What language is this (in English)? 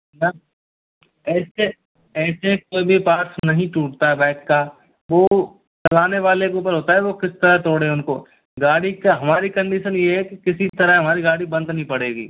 Hindi